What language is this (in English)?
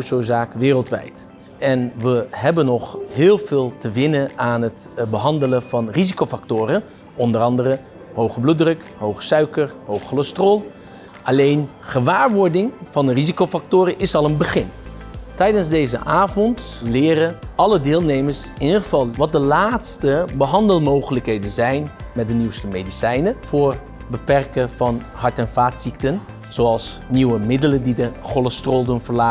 Dutch